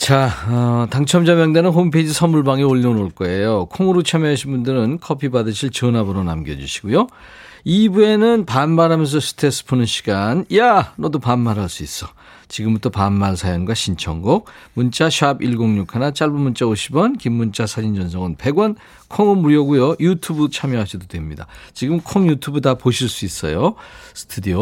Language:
Korean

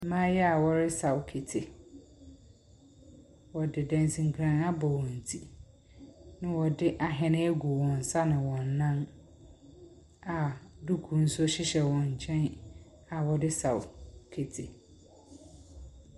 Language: Akan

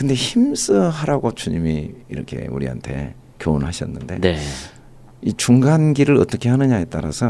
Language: Korean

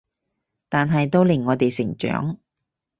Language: Cantonese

